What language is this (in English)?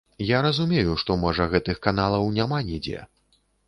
Belarusian